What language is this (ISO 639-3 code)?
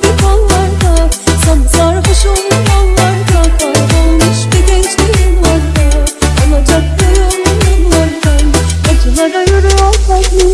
deu